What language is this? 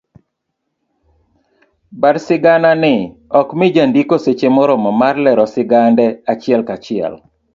Luo (Kenya and Tanzania)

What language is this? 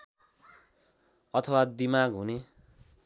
Nepali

